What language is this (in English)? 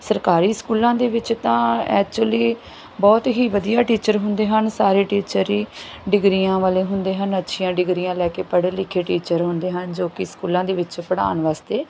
Punjabi